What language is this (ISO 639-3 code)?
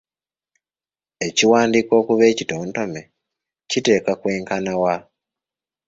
lug